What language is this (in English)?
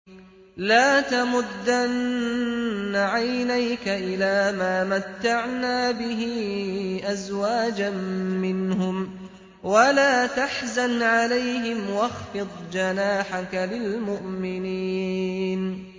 Arabic